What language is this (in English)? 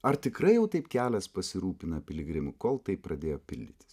Lithuanian